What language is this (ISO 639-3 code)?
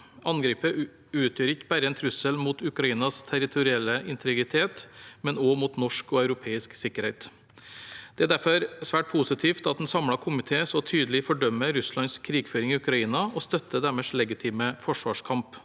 nor